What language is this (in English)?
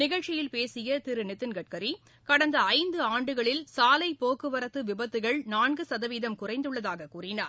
Tamil